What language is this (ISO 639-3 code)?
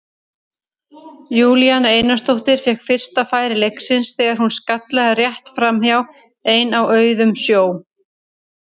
isl